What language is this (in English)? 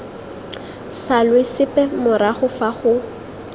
Tswana